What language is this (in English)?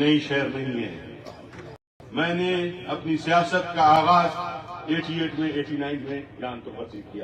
Hindi